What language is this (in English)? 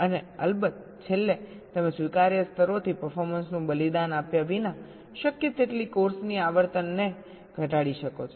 Gujarati